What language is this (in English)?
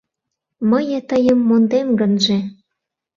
Mari